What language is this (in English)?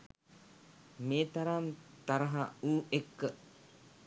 Sinhala